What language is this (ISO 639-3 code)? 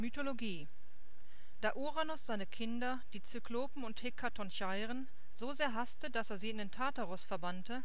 deu